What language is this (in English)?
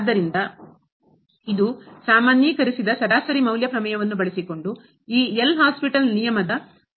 Kannada